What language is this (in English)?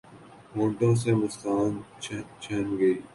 Urdu